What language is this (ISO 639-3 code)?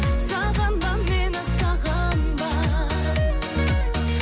kaz